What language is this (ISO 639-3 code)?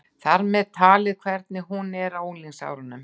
isl